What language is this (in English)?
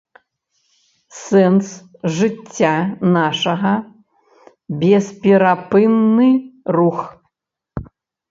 Belarusian